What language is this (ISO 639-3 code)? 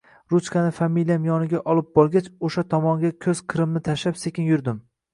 uzb